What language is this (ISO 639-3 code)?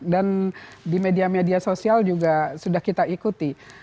ind